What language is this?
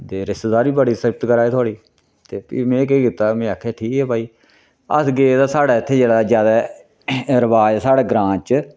Dogri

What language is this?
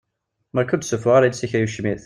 Kabyle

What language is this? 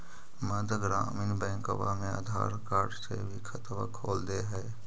Magahi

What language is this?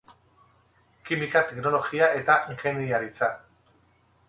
Basque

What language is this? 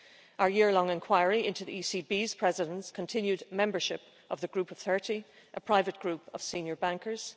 English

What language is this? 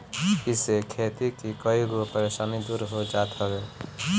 Bhojpuri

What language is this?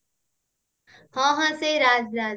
Odia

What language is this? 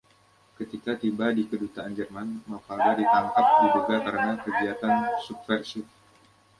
Indonesian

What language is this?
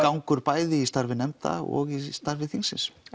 Icelandic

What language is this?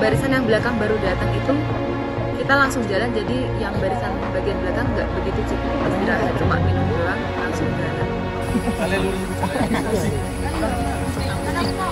Indonesian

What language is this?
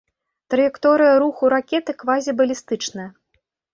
Belarusian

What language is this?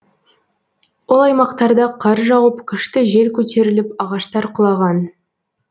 Kazakh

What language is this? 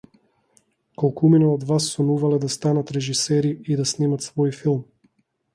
Macedonian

